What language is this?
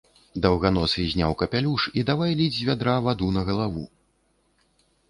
Belarusian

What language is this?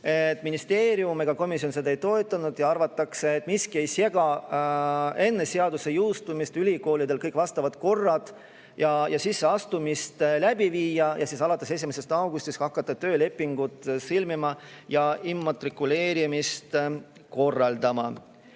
Estonian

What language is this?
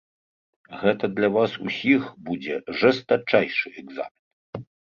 Belarusian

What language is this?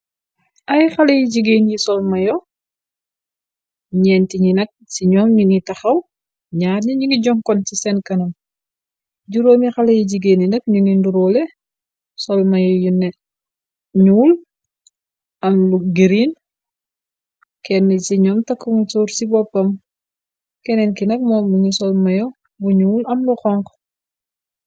Wolof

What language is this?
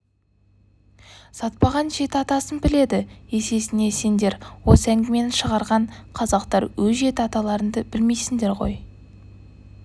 Kazakh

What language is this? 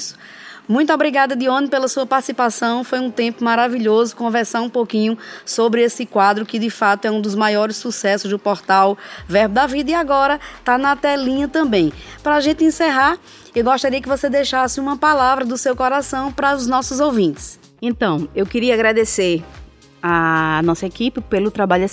Portuguese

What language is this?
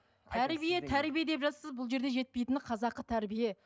Kazakh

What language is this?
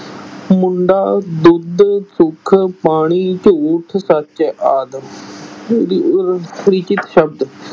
Punjabi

